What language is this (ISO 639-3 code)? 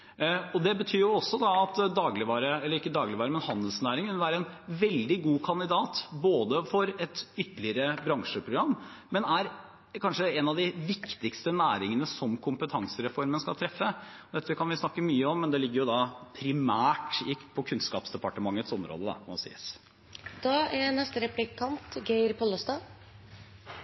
nor